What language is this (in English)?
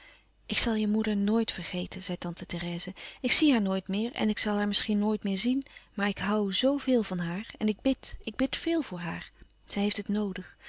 Dutch